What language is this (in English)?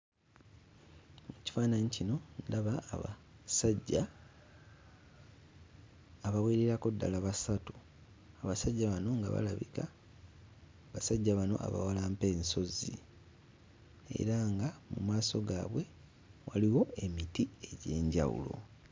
Ganda